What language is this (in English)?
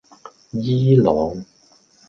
Cantonese